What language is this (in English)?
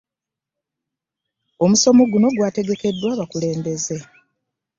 Ganda